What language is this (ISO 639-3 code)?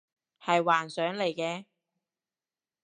yue